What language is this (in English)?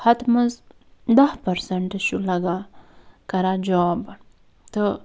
Kashmiri